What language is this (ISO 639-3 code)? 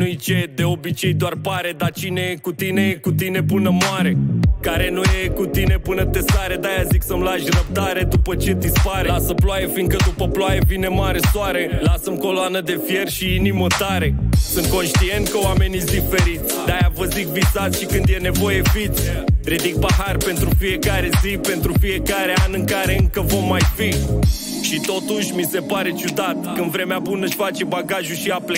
ron